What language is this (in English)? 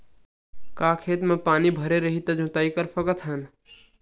Chhattisgarhi